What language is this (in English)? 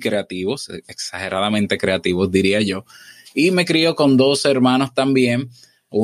Spanish